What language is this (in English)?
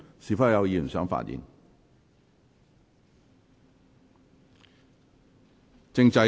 Cantonese